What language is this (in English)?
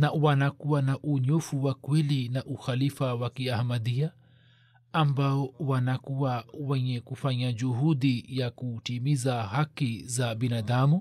Swahili